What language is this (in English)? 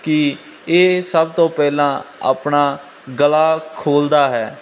Punjabi